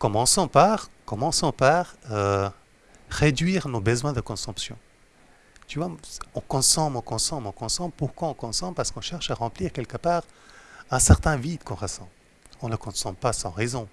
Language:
French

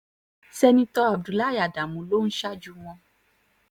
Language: Yoruba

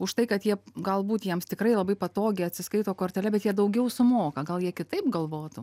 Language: Lithuanian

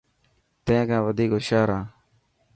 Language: Dhatki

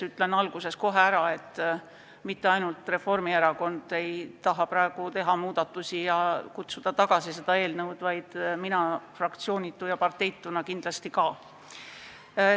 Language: Estonian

